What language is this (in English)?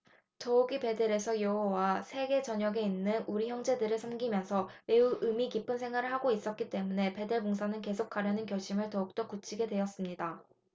Korean